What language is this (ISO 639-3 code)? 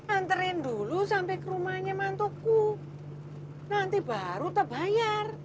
ind